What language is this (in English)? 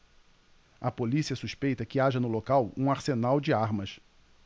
Portuguese